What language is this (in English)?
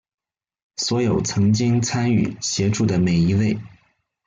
Chinese